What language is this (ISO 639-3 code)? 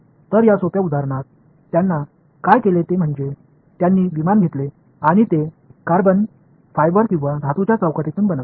mar